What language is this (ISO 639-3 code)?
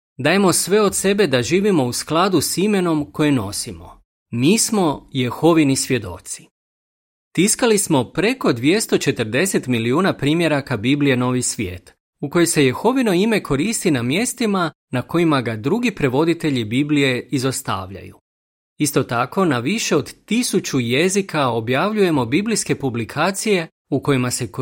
hrv